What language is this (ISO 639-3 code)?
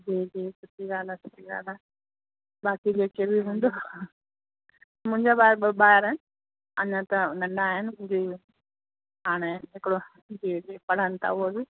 snd